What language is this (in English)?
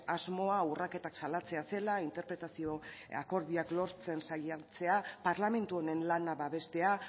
Basque